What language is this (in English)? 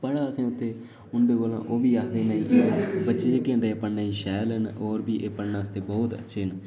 Dogri